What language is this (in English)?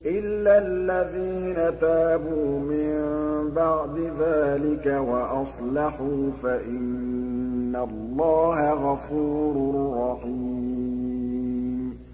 Arabic